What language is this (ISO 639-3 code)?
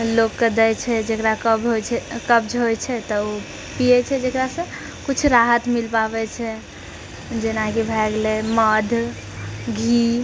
mai